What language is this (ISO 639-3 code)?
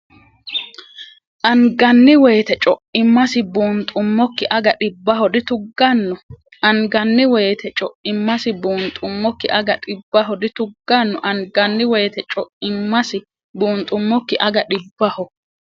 sid